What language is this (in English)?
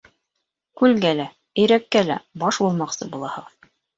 Bashkir